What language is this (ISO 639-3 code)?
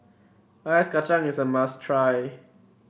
eng